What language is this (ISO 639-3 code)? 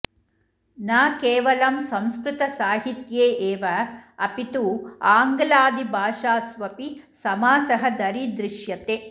san